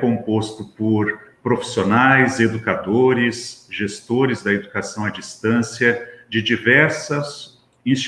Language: Portuguese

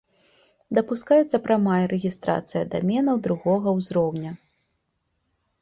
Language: Belarusian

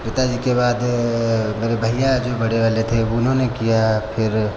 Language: Hindi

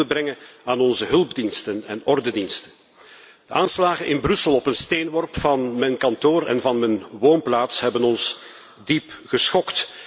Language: Dutch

